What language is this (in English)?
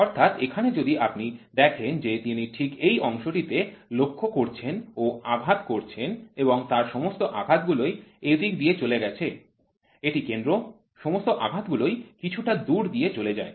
Bangla